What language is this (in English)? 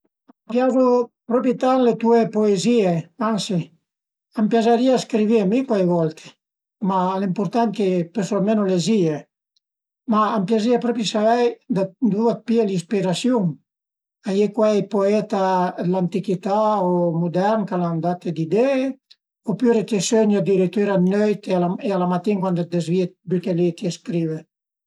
Piedmontese